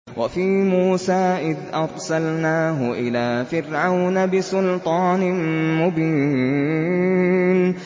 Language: Arabic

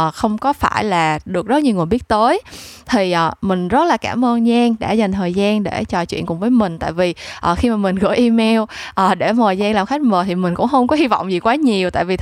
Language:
Vietnamese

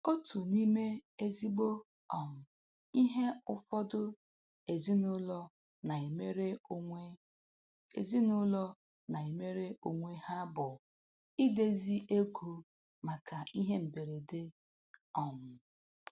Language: Igbo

